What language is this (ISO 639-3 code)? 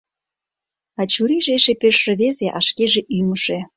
chm